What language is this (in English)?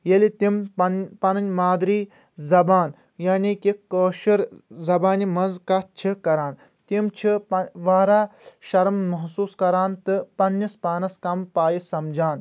Kashmiri